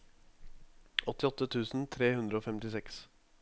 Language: Norwegian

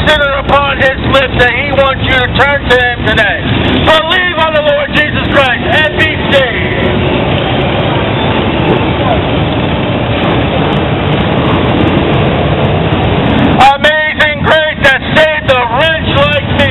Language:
English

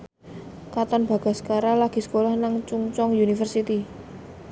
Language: Javanese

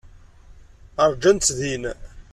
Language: Kabyle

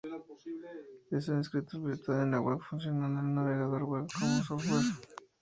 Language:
Spanish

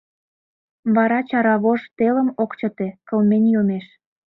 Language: Mari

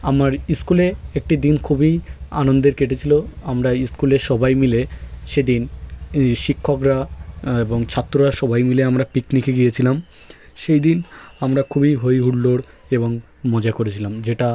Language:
Bangla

